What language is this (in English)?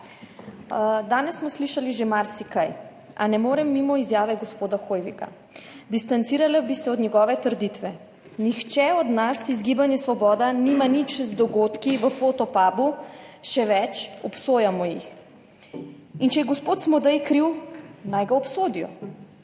Slovenian